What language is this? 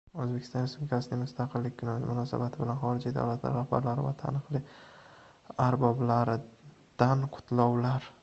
Uzbek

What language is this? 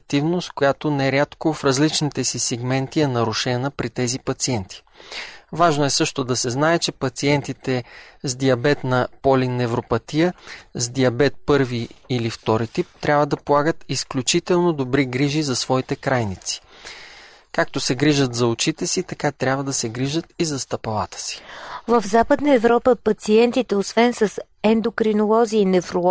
Bulgarian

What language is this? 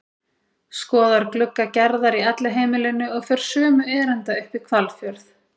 Icelandic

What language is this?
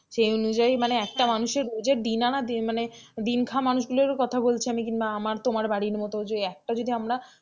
Bangla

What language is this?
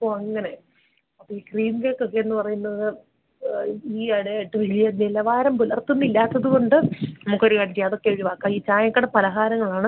Malayalam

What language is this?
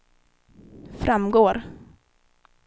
Swedish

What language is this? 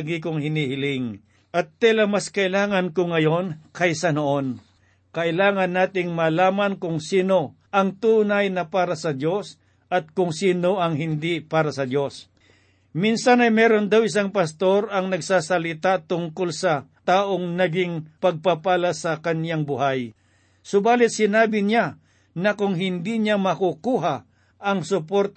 Filipino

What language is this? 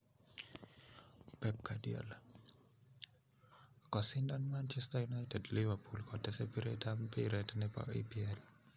Kalenjin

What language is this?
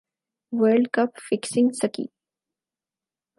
Urdu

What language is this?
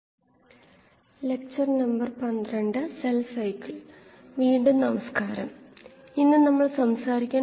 Malayalam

